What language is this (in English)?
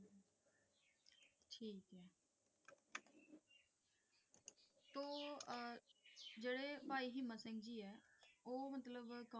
Punjabi